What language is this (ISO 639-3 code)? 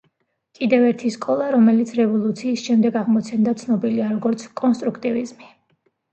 kat